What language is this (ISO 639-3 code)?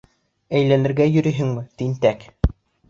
bak